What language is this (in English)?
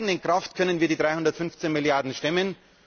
German